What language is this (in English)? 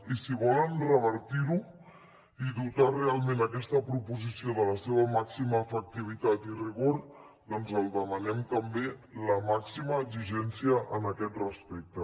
Catalan